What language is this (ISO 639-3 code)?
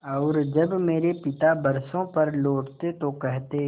hin